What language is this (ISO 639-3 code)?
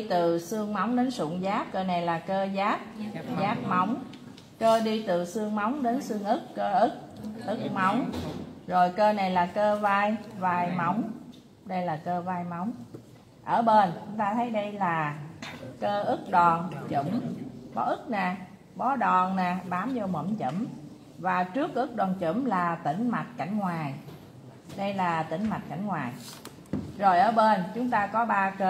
vie